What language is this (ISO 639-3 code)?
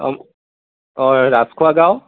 asm